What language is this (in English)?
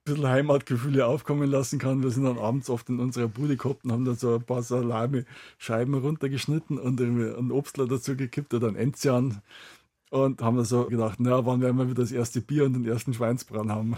German